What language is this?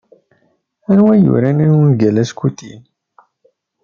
Kabyle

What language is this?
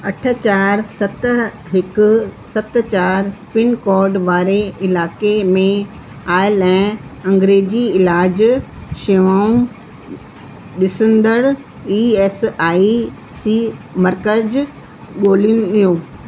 Sindhi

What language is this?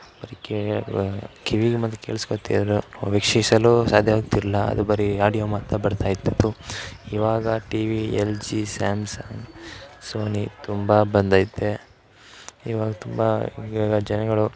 Kannada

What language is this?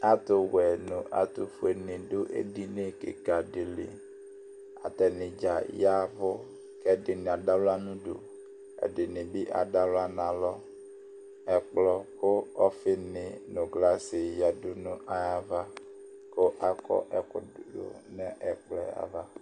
Ikposo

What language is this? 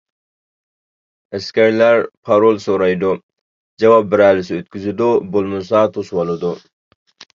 Uyghur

